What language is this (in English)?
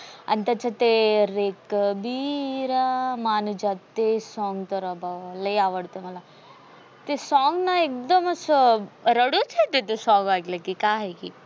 Marathi